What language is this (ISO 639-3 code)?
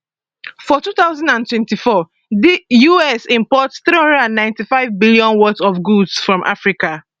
pcm